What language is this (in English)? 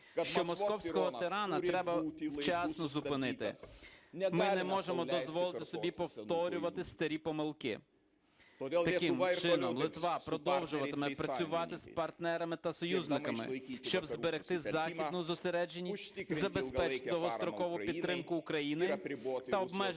Ukrainian